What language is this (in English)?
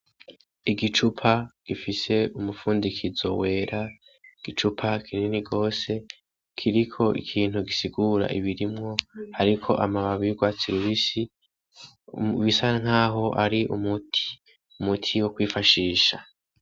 Rundi